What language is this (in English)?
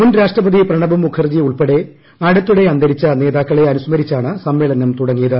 Malayalam